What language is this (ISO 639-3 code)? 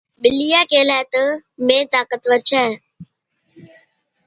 odk